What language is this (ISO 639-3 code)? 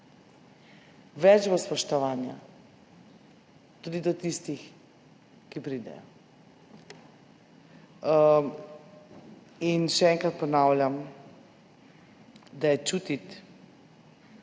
slv